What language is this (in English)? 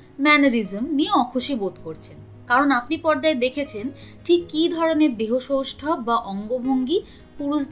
Bangla